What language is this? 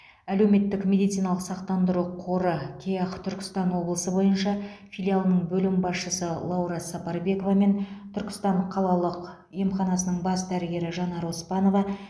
Kazakh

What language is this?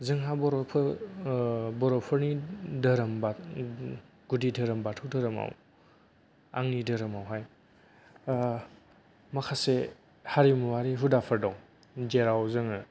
Bodo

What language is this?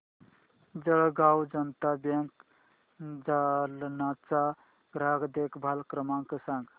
Marathi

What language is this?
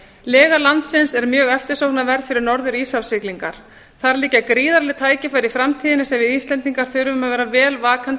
Icelandic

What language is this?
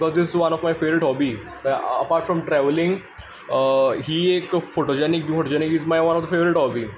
Konkani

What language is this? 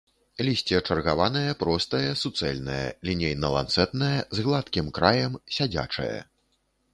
Belarusian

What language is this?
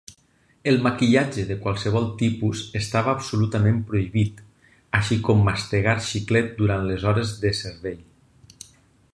Catalan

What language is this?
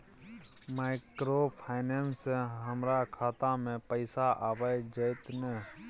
Maithili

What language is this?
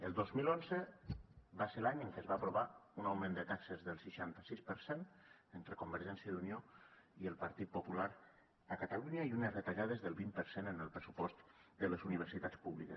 Catalan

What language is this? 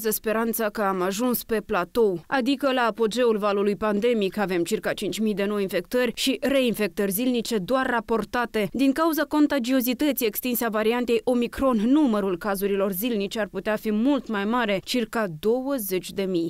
Romanian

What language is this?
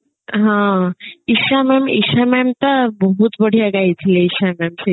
Odia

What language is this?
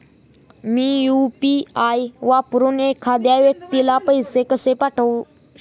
Marathi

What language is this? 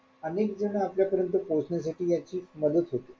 Marathi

